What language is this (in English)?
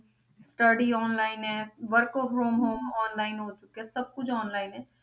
Punjabi